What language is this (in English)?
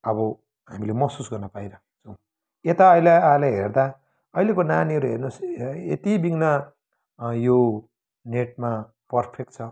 Nepali